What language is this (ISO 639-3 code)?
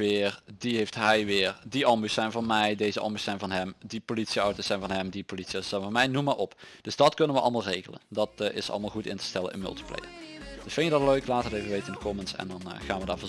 nld